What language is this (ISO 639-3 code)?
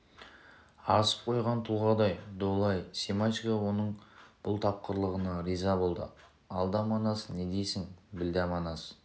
kaz